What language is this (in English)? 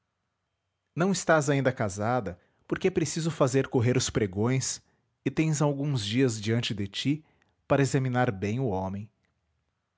Portuguese